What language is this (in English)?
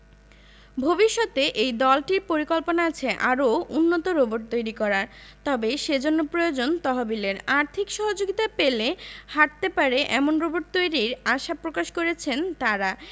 Bangla